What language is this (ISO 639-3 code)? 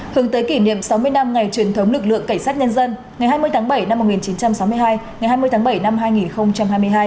vie